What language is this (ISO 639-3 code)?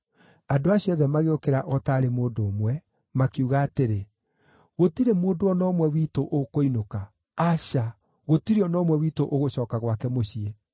kik